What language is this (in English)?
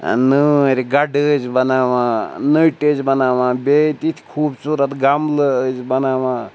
Kashmiri